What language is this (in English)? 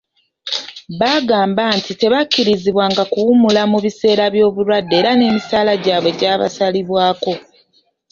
Ganda